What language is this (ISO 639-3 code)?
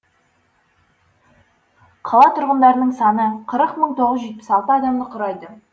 kaz